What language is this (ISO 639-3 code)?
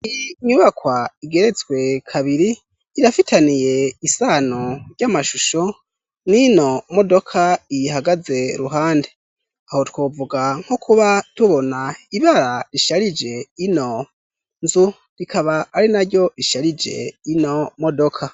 run